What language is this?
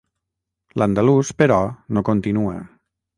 Catalan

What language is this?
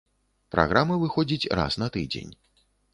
Belarusian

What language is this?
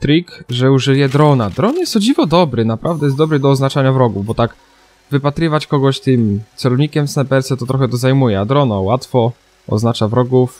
Polish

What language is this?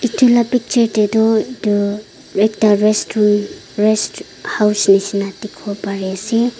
Naga Pidgin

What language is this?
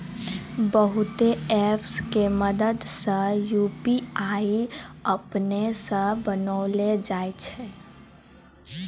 Maithili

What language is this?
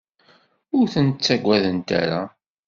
Kabyle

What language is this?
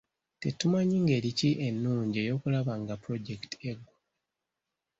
Ganda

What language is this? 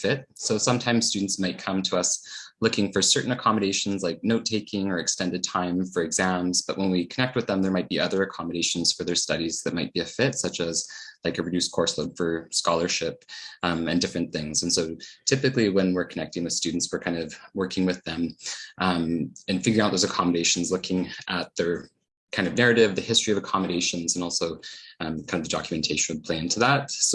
English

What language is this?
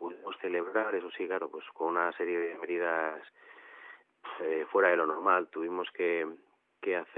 Spanish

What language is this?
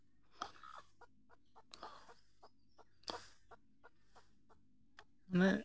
Santali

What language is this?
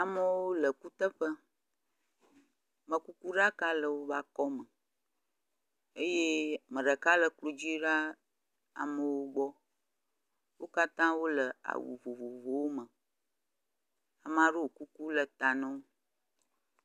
Ewe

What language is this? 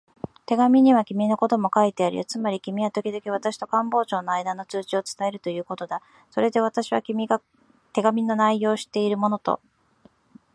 Japanese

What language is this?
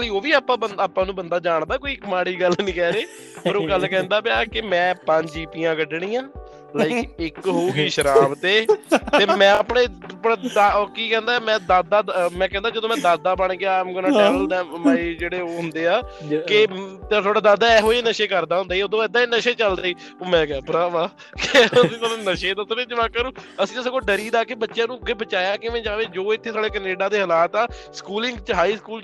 Punjabi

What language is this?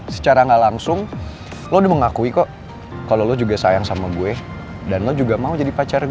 Indonesian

